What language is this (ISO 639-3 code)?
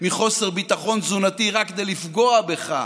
heb